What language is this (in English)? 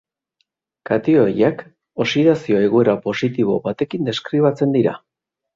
Basque